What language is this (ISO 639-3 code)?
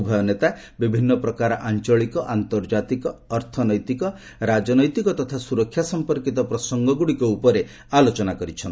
ori